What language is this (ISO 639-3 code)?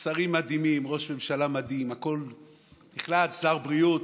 heb